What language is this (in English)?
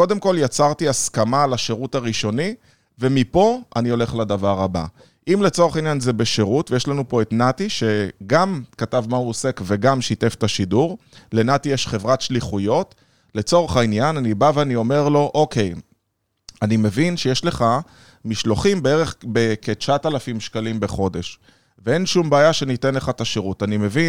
Hebrew